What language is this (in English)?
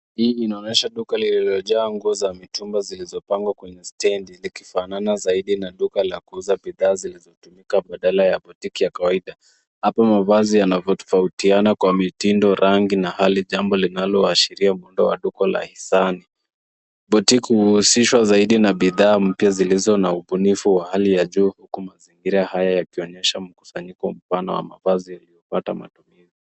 Swahili